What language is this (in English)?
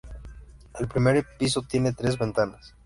Spanish